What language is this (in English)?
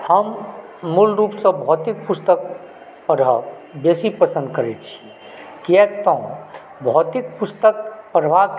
Maithili